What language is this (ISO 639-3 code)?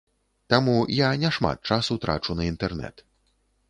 bel